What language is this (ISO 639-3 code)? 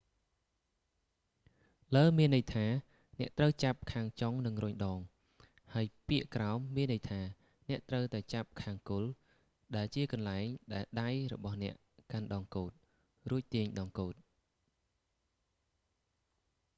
khm